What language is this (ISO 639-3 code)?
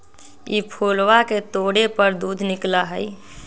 mag